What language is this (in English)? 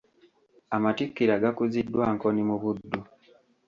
Ganda